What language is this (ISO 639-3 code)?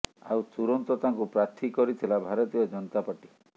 ori